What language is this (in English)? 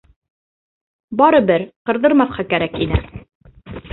Bashkir